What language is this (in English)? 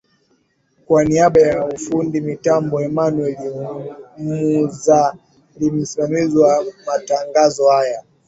Swahili